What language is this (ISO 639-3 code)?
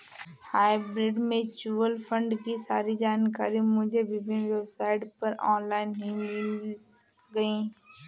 hin